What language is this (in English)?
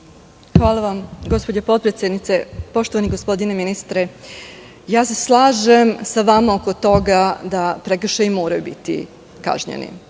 Serbian